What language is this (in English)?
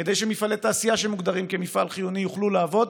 Hebrew